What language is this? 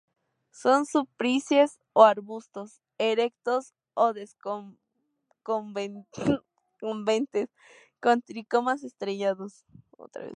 Spanish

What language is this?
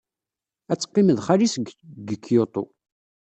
Kabyle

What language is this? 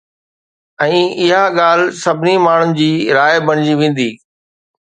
Sindhi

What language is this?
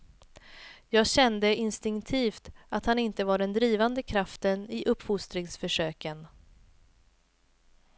Swedish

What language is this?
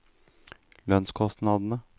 Norwegian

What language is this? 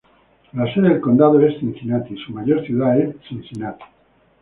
Spanish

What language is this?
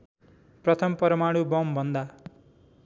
Nepali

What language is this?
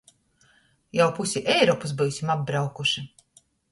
Latgalian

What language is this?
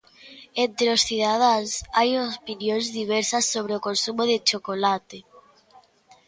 Galician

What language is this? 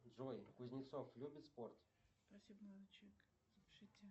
Russian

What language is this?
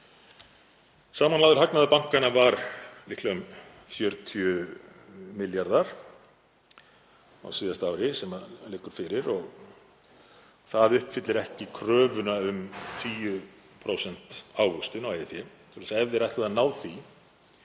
Icelandic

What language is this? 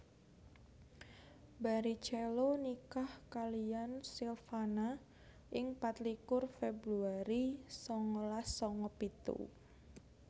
Javanese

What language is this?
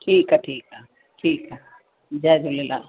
Sindhi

